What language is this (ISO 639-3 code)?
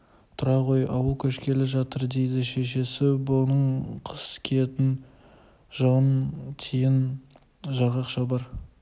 kaz